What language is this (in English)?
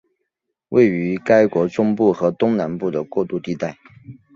Chinese